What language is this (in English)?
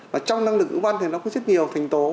Vietnamese